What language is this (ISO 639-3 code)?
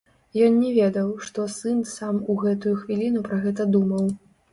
bel